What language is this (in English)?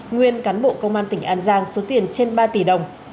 Vietnamese